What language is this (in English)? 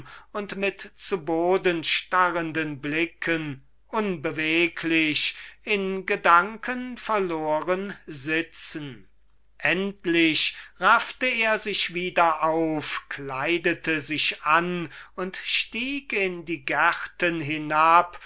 German